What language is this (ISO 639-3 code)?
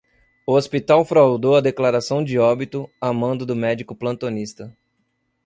por